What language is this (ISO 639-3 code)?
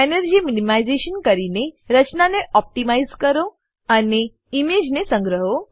guj